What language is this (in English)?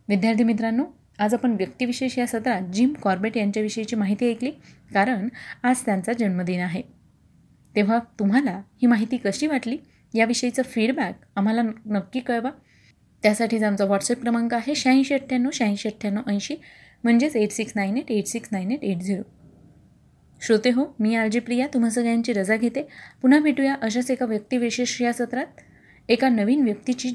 Marathi